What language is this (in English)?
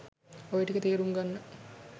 Sinhala